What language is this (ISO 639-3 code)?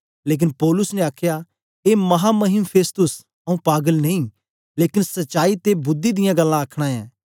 doi